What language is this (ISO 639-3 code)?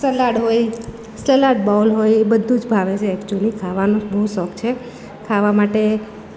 guj